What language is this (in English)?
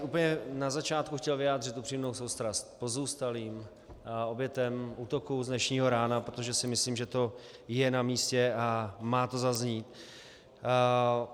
Czech